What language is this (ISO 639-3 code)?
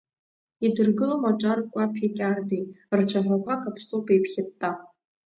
abk